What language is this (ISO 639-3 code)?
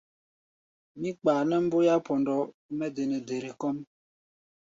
gba